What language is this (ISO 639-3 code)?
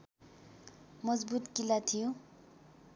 nep